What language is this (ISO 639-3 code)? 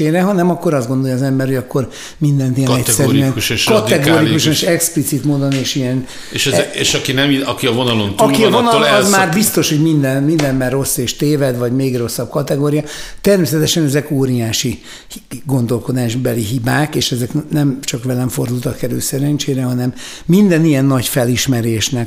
hun